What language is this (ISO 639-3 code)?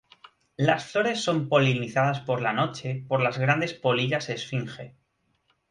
spa